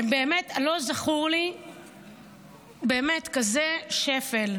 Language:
Hebrew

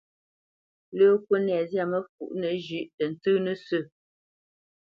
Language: Bamenyam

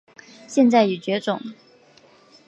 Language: Chinese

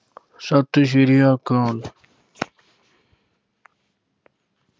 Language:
Punjabi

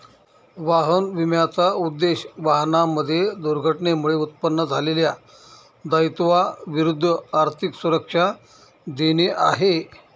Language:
Marathi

